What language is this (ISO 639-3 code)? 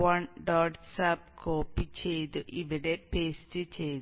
mal